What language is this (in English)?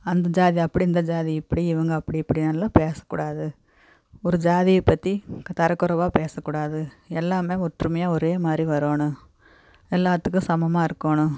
Tamil